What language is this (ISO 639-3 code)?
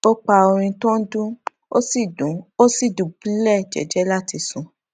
yor